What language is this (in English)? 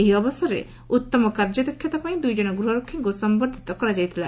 Odia